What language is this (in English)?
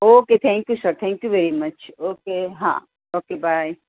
Gujarati